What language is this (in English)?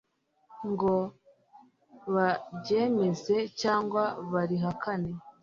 Kinyarwanda